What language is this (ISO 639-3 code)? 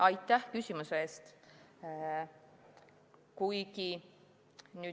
est